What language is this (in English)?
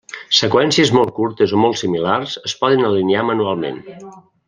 Catalan